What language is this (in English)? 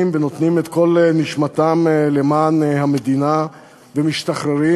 Hebrew